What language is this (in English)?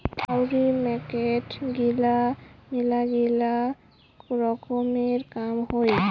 Bangla